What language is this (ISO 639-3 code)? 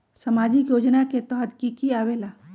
mag